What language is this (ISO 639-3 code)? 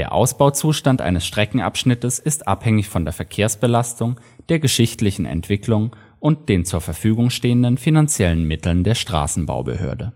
deu